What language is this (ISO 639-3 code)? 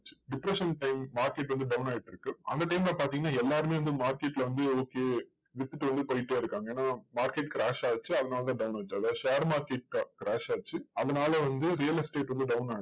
tam